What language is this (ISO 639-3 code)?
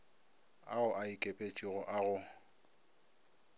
nso